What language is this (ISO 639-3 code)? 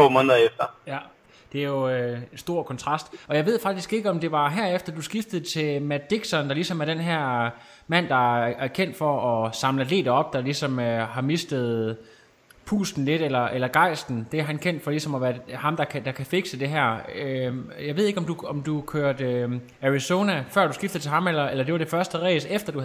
dan